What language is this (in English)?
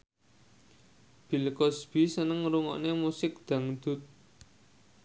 Javanese